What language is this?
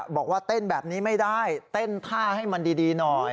Thai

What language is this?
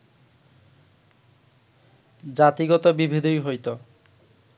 Bangla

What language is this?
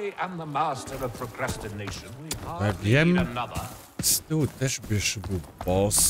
Polish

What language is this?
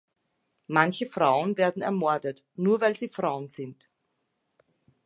German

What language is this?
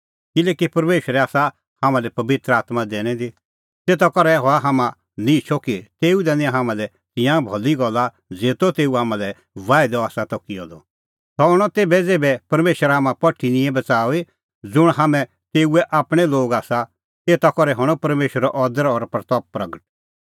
Kullu Pahari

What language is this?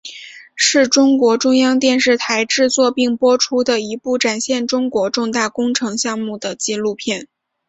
Chinese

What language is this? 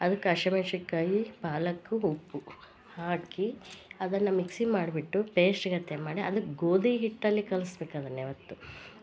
Kannada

